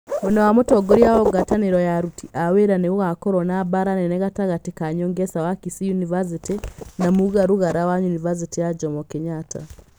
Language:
Kikuyu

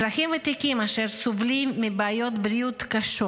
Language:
Hebrew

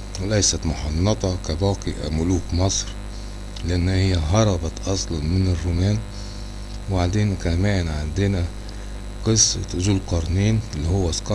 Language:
Arabic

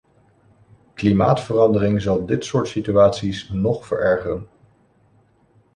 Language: Dutch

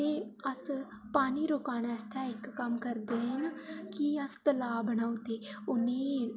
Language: Dogri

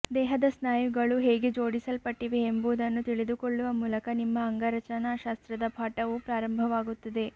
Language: Kannada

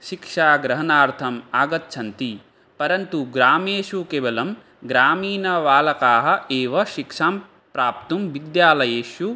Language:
Sanskrit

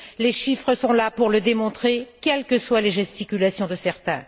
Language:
French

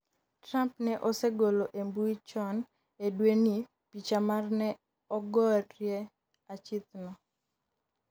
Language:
Luo (Kenya and Tanzania)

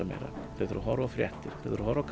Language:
Icelandic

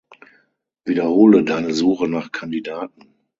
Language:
German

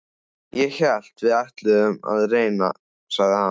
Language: Icelandic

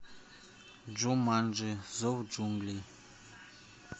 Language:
Russian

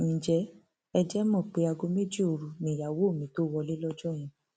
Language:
Yoruba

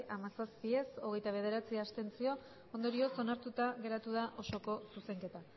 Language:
Basque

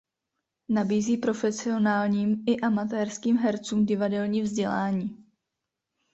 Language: Czech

